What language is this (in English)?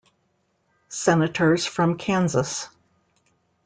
English